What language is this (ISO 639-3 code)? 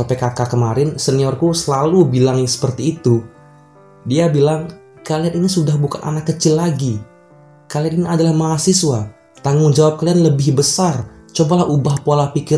ind